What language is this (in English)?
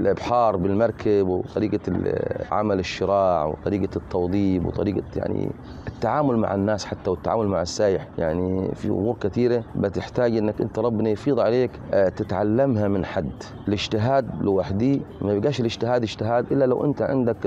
Arabic